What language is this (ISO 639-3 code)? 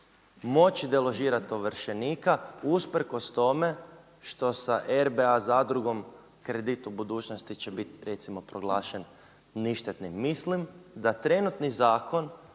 hrv